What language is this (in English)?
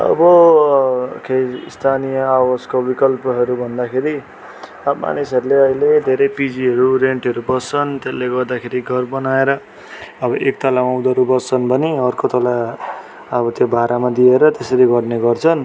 Nepali